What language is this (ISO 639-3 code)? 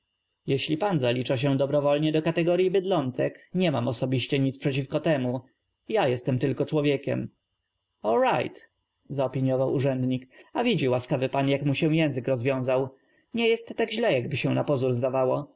pol